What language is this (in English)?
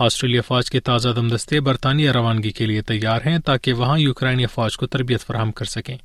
Urdu